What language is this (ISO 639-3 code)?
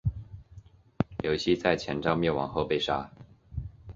zho